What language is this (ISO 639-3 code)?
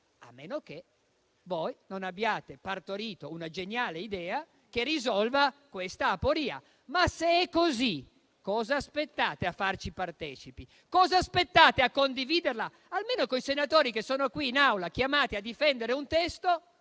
ita